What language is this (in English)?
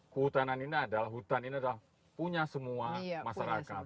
Indonesian